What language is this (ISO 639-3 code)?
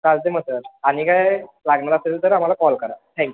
mar